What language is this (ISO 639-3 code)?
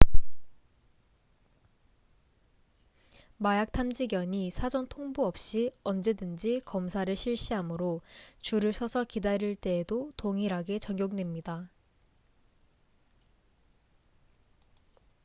kor